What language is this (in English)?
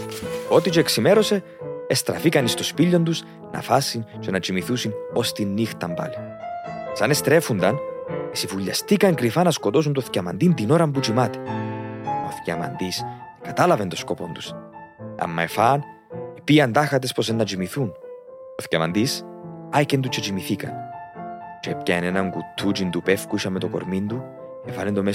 Greek